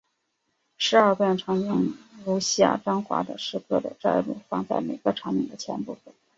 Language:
Chinese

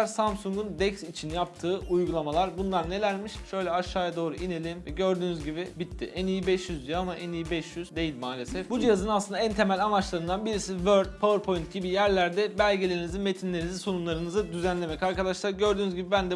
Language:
Turkish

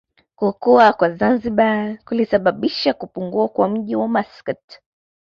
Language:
Swahili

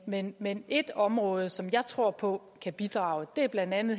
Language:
Danish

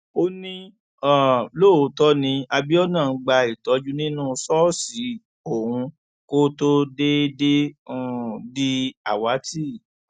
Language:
Yoruba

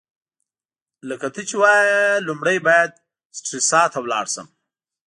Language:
Pashto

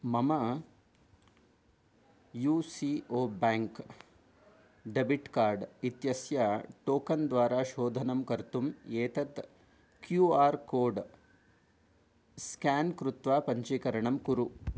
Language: Sanskrit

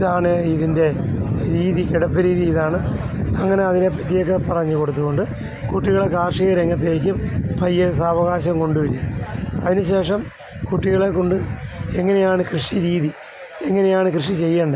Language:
Malayalam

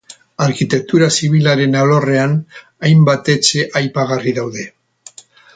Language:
Basque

